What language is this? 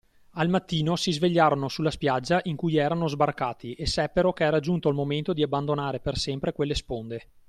Italian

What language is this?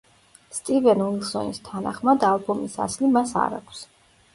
Georgian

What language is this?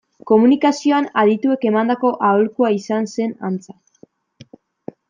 Basque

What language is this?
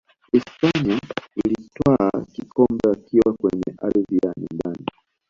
Swahili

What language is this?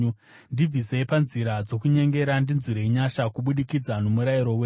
Shona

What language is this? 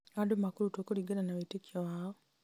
Kikuyu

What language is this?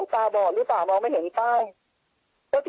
Thai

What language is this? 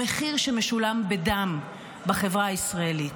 Hebrew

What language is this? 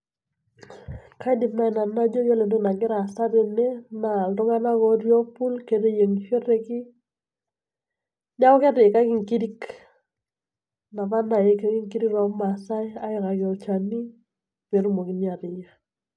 Masai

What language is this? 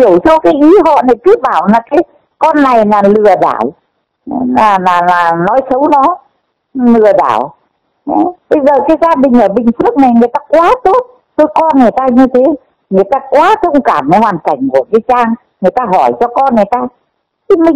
Vietnamese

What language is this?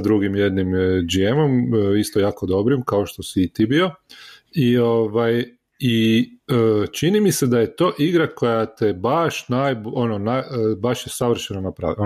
Croatian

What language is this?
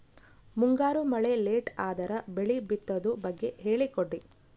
Kannada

